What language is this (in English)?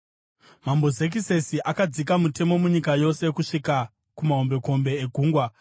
Shona